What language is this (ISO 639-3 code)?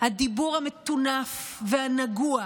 heb